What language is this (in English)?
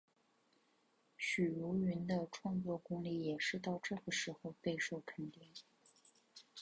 Chinese